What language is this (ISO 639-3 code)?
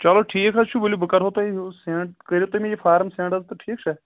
kas